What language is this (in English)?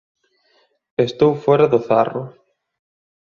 Galician